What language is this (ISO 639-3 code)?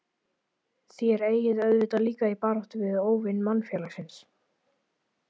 isl